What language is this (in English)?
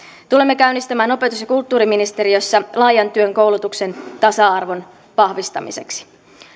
Finnish